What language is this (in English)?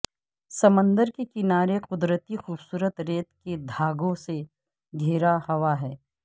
Urdu